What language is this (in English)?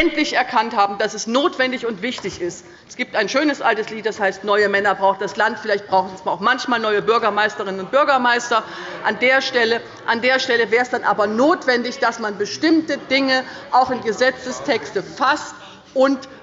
German